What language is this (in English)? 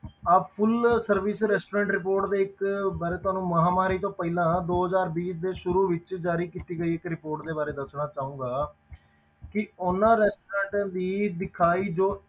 Punjabi